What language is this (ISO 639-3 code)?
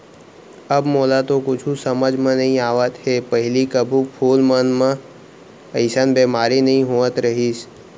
hne